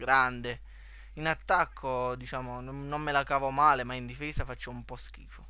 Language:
Italian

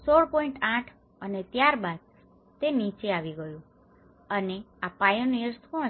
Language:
Gujarati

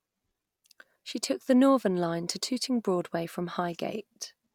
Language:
English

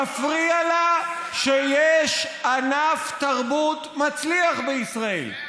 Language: Hebrew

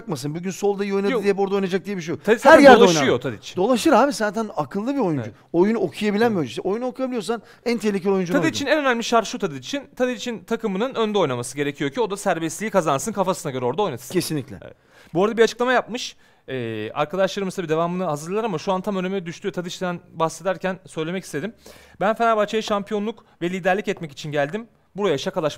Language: Turkish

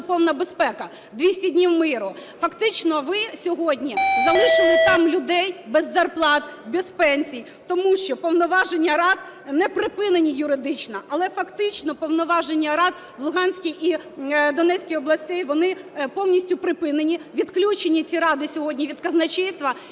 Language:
Ukrainian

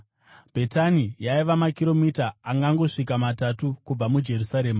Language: Shona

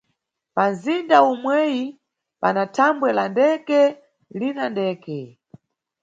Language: Nyungwe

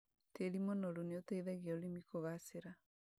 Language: Kikuyu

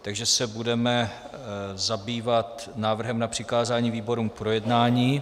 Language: Czech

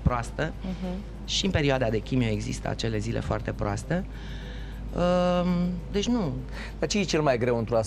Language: Romanian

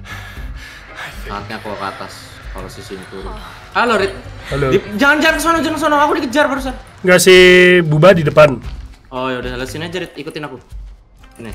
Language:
Indonesian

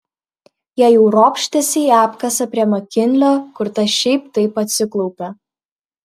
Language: Lithuanian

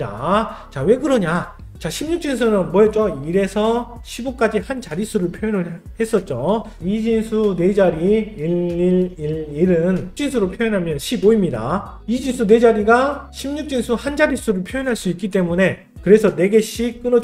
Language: Korean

